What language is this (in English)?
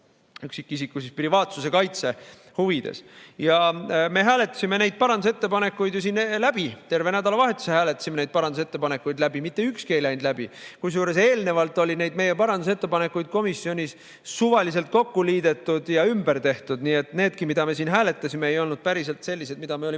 Estonian